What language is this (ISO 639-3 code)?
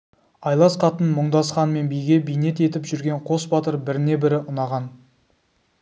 kaz